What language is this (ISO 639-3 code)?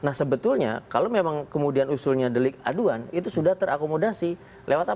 ind